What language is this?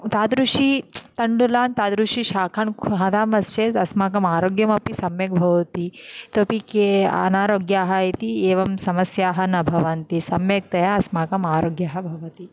Sanskrit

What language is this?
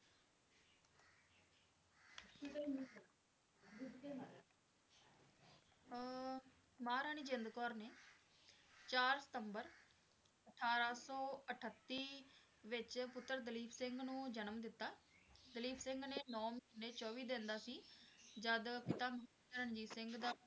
Punjabi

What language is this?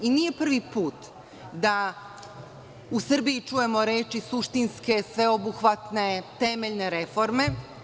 Serbian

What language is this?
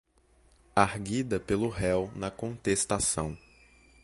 Portuguese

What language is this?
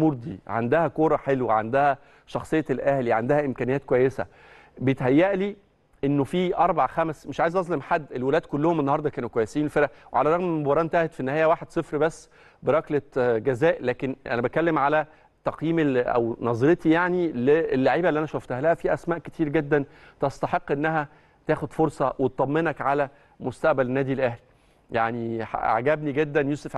Arabic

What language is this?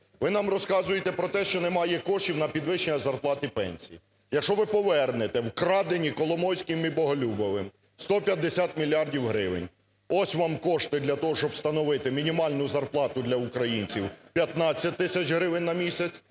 Ukrainian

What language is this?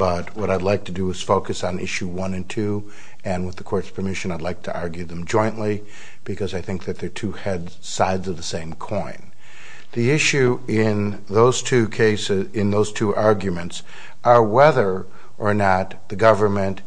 English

